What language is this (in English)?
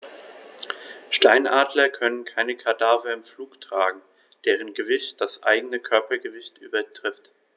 German